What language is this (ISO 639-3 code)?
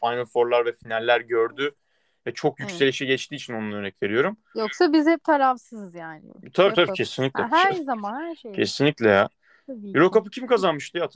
tur